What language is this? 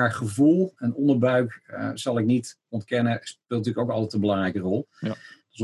Dutch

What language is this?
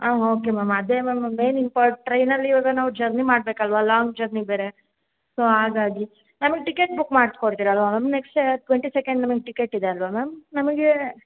Kannada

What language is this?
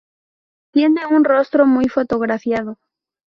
Spanish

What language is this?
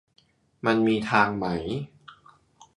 Thai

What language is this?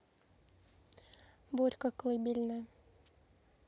Russian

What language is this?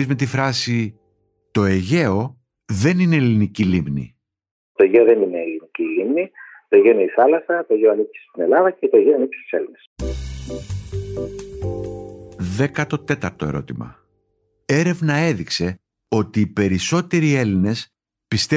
Greek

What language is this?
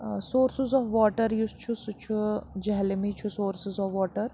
Kashmiri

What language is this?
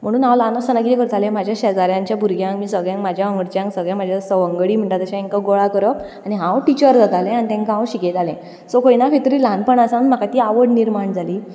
Konkani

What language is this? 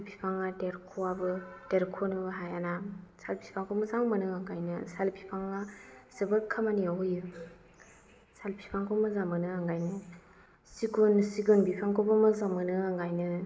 Bodo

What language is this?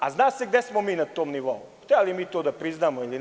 Serbian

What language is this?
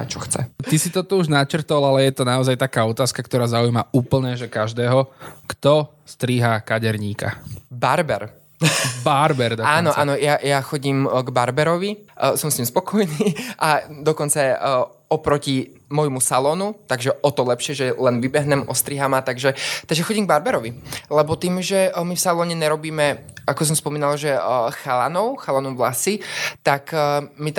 Slovak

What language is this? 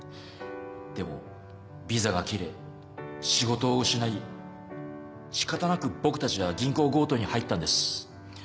Japanese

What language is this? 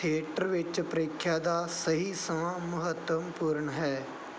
Punjabi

